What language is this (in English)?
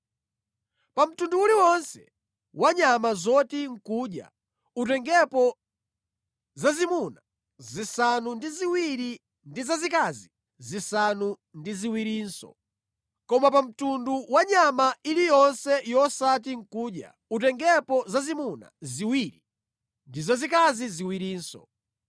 Nyanja